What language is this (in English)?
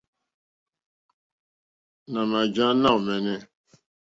Mokpwe